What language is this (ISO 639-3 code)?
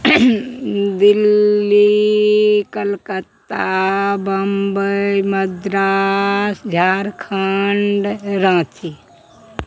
mai